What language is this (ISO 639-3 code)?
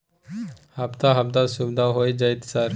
mai